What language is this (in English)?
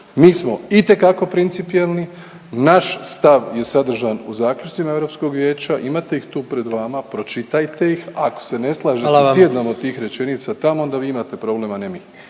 Croatian